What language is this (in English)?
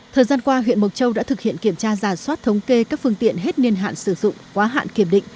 Vietnamese